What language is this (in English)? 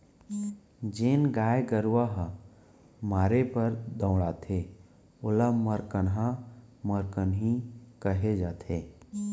Chhattisgarhi